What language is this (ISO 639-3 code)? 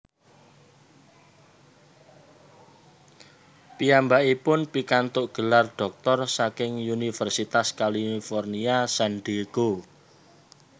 jav